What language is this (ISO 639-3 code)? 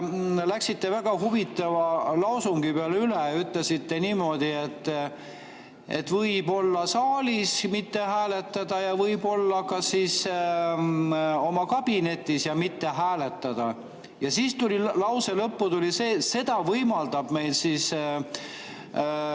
est